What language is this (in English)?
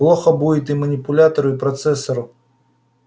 Russian